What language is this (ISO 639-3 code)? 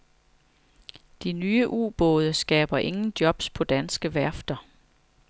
dan